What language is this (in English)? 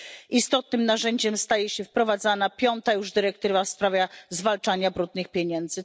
Polish